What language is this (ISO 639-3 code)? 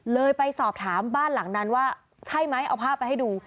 tha